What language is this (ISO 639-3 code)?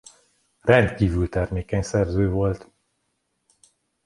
hun